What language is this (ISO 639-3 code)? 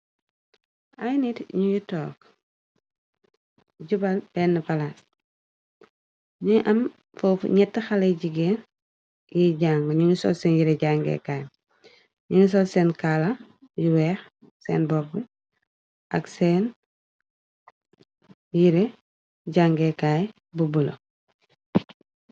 wol